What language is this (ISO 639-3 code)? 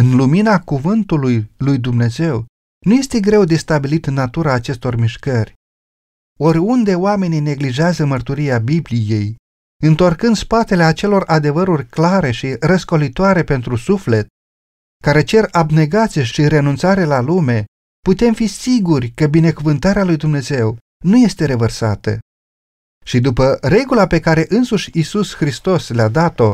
ron